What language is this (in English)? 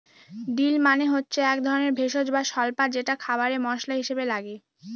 Bangla